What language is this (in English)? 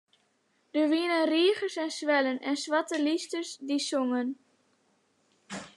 Western Frisian